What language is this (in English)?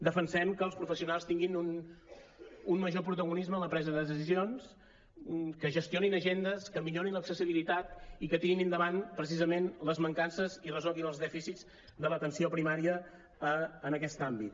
Catalan